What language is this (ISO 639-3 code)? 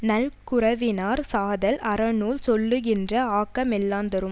tam